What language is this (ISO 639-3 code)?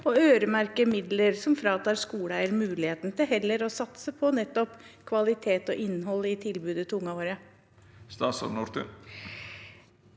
nor